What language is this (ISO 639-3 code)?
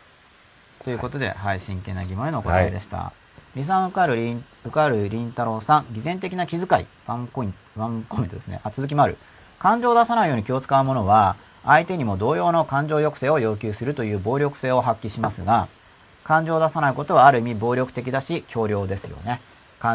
jpn